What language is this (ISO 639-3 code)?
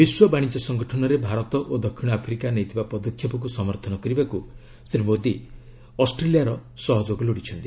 ori